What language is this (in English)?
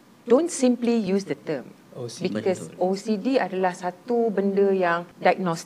Malay